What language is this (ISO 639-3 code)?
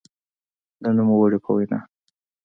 pus